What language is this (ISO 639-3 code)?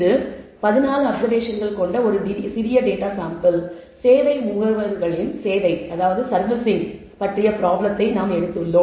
tam